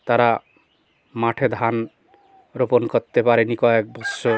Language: Bangla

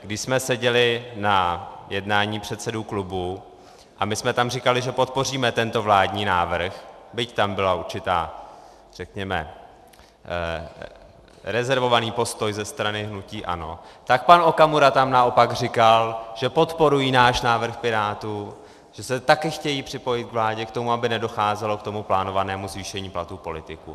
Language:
Czech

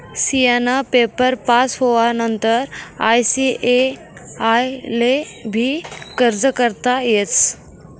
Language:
Marathi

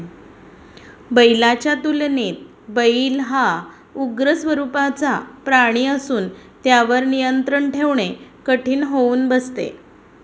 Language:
Marathi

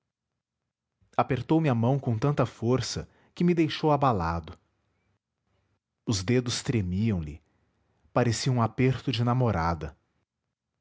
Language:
Portuguese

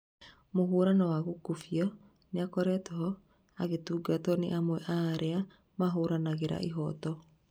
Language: Kikuyu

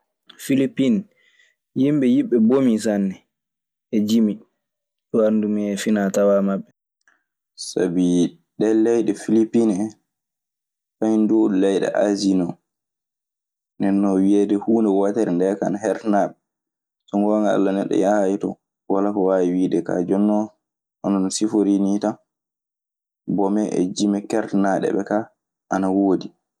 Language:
Maasina Fulfulde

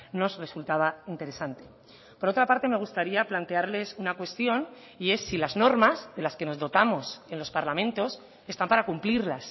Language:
Spanish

